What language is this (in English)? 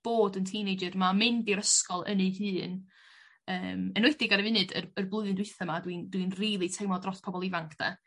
Welsh